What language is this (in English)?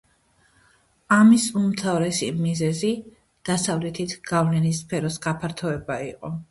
Georgian